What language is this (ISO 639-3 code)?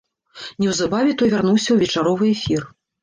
bel